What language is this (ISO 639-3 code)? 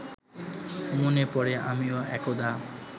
ben